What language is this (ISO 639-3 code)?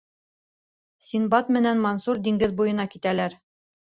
bak